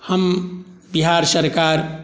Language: Maithili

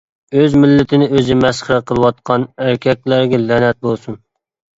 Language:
Uyghur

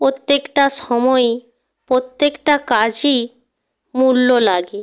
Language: Bangla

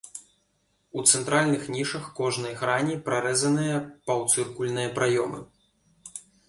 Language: Belarusian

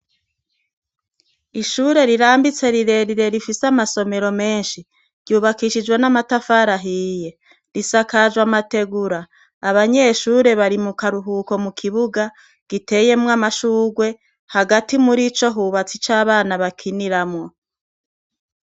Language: Rundi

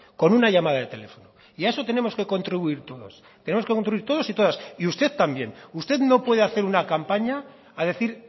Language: Spanish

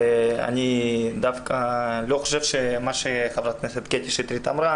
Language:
Hebrew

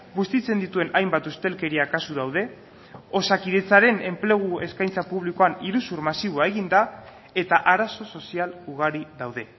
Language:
Basque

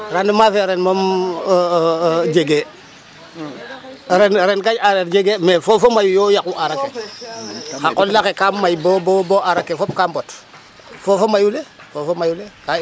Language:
Serer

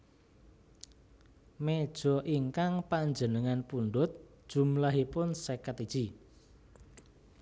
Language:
Javanese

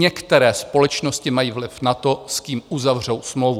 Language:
Czech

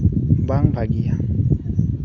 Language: Santali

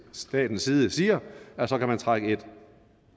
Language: Danish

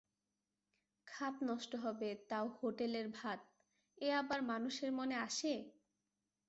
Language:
Bangla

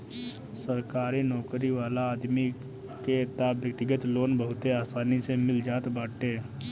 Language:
Bhojpuri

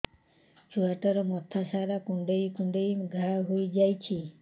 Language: Odia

